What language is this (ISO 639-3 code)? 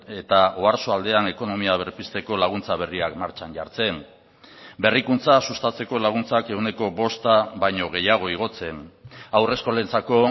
eus